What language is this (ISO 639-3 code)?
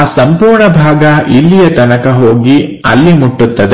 kan